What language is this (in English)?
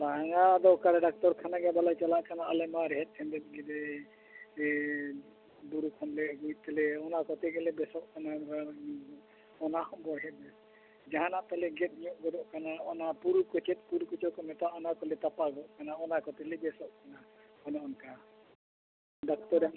Santali